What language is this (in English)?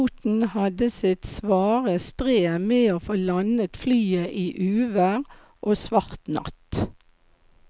Norwegian